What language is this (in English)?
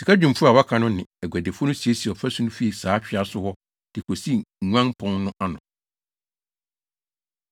Akan